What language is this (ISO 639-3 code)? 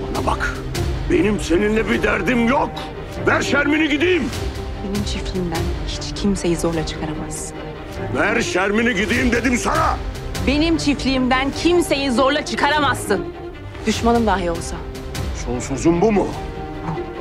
tur